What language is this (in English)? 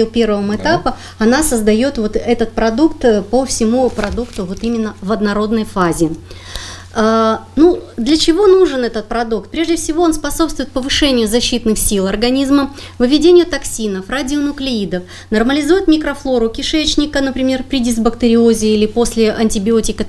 Russian